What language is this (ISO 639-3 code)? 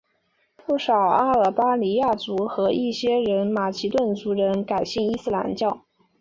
zho